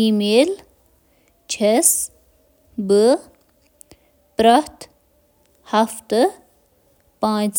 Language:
Kashmiri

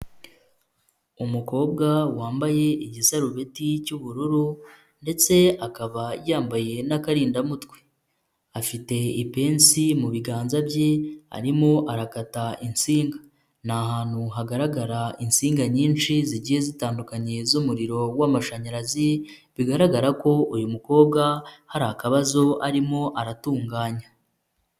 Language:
Kinyarwanda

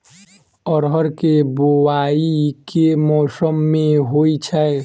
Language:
Maithili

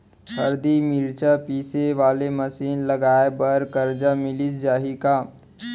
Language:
Chhattisgarhi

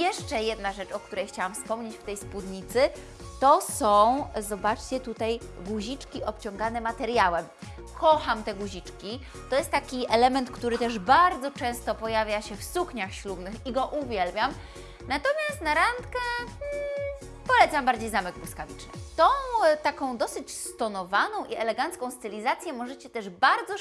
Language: Polish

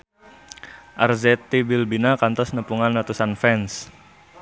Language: Sundanese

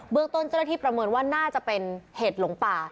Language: Thai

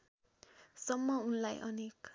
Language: Nepali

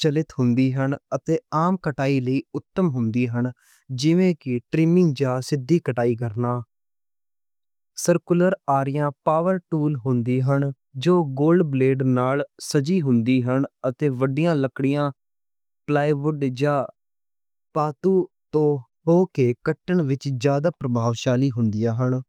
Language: Western Panjabi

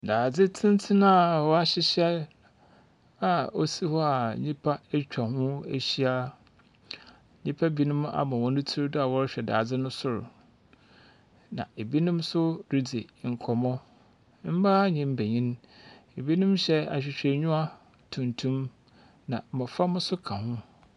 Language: Akan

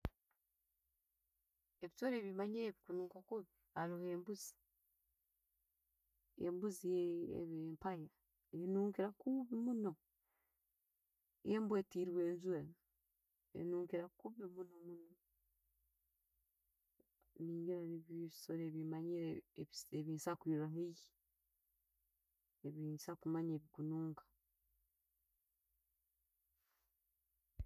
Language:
Tooro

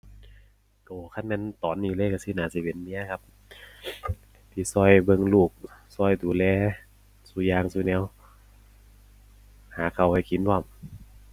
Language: Thai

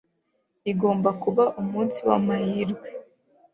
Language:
Kinyarwanda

